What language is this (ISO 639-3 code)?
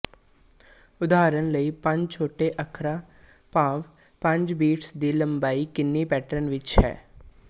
pan